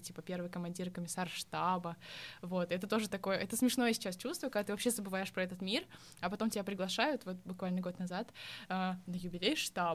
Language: Russian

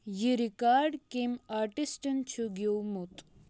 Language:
Kashmiri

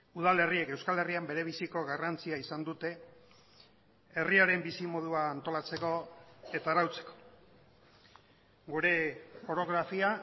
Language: Basque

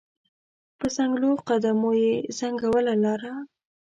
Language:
Pashto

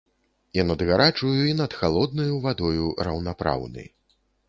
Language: Belarusian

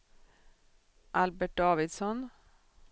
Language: Swedish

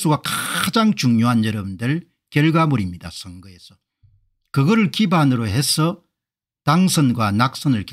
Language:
Korean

